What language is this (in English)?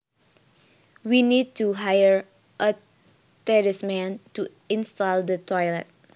Javanese